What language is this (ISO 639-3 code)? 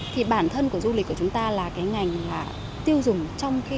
vie